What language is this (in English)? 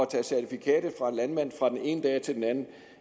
Danish